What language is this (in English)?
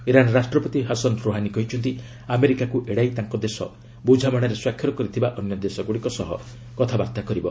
Odia